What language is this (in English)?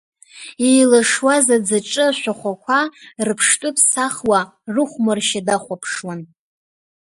Abkhazian